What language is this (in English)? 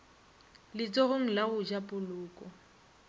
Northern Sotho